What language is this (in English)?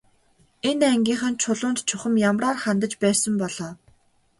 Mongolian